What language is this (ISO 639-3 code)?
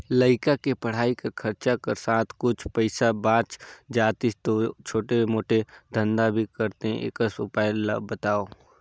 hne